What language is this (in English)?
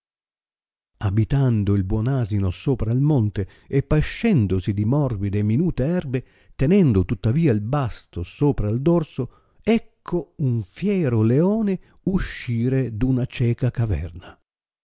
Italian